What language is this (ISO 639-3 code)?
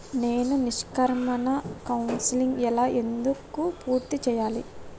tel